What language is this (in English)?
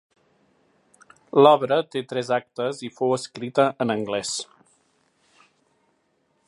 Catalan